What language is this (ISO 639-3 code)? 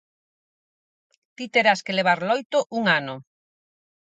glg